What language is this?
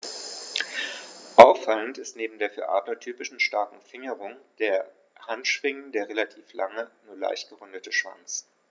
German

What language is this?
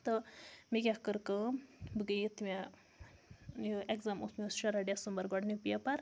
Kashmiri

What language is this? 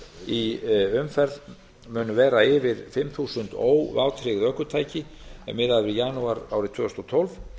Icelandic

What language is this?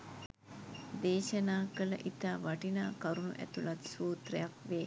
Sinhala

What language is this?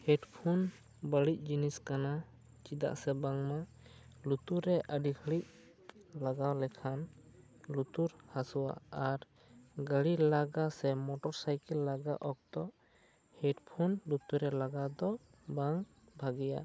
Santali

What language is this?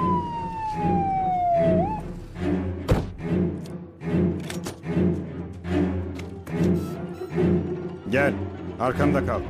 Turkish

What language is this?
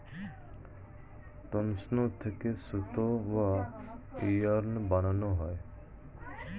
Bangla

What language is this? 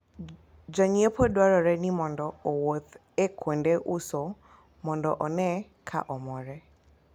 Luo (Kenya and Tanzania)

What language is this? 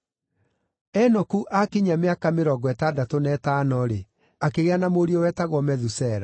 Kikuyu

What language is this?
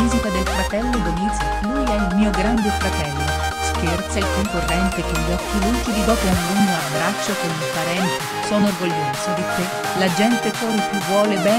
Italian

